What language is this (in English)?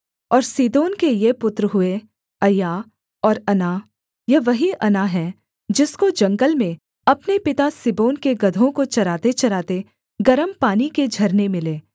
Hindi